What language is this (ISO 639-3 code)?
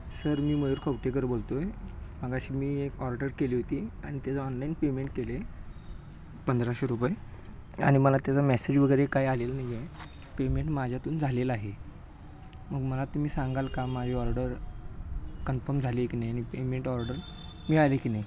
mar